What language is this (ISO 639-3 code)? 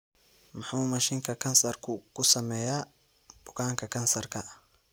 som